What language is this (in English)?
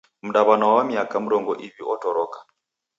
Taita